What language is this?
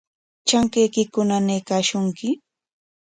Corongo Ancash Quechua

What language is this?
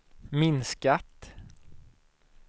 Swedish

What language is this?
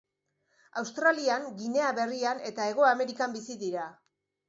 Basque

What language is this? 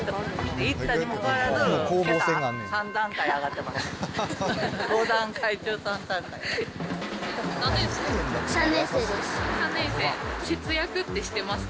Japanese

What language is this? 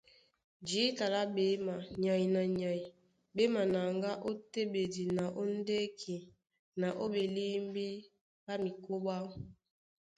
Duala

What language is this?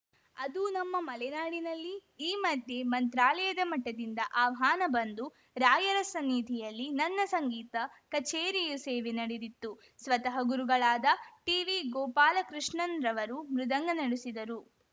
Kannada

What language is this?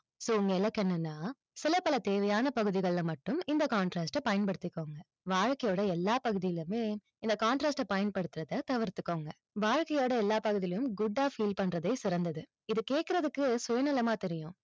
Tamil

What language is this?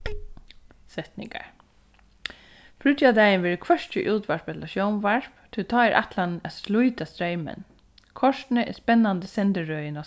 Faroese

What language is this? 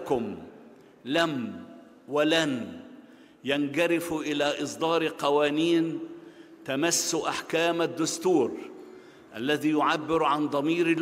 Arabic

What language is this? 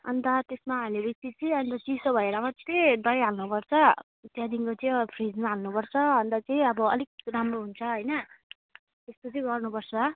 Nepali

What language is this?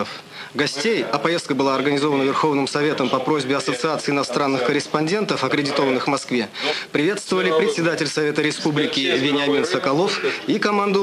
Russian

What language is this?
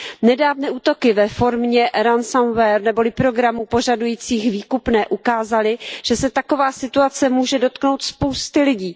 Czech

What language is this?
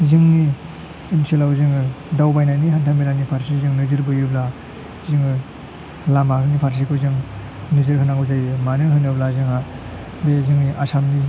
Bodo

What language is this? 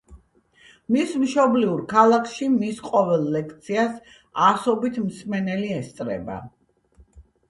Georgian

